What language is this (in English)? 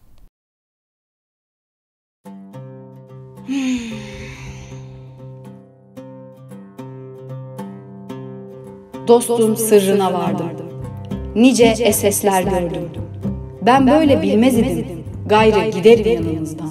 Turkish